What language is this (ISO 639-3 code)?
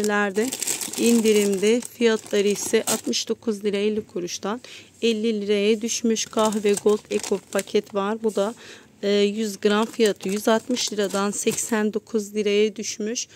tur